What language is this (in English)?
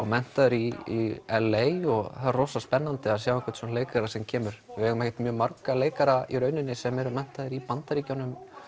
Icelandic